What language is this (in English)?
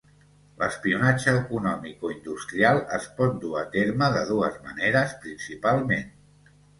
Catalan